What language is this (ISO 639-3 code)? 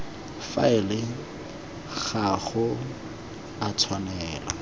tsn